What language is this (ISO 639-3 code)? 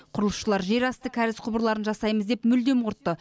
kaz